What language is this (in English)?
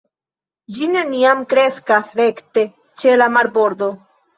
Esperanto